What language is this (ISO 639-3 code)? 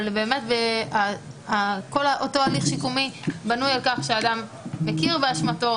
heb